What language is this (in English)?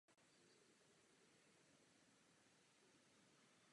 Czech